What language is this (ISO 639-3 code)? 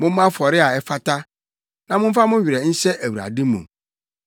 aka